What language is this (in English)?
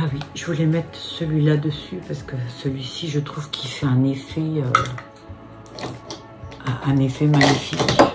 French